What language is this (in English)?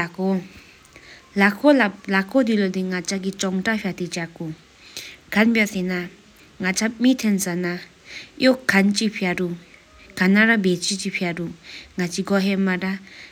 Sikkimese